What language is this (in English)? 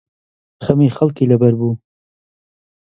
Central Kurdish